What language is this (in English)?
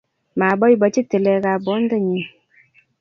Kalenjin